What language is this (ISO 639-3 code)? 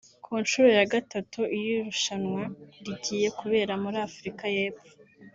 kin